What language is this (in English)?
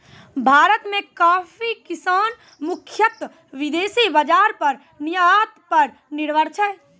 Maithili